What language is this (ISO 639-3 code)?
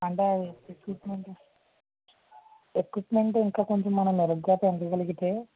tel